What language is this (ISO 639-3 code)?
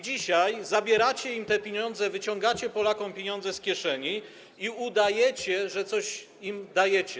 pol